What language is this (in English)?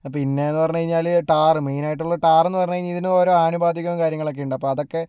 Malayalam